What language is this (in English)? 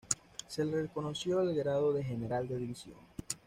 Spanish